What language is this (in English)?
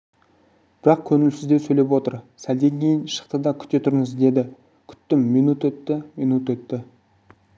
Kazakh